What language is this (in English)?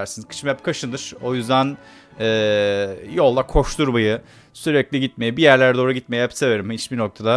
Turkish